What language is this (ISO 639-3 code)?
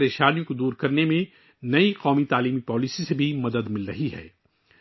urd